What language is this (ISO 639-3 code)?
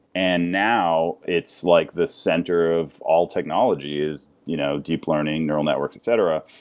eng